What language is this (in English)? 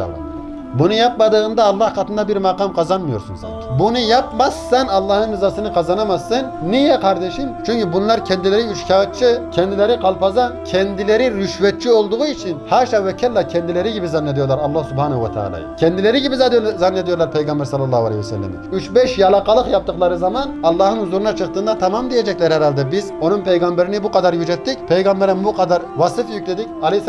Turkish